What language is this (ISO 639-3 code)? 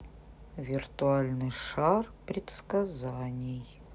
rus